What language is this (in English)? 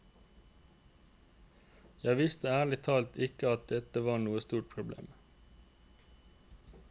Norwegian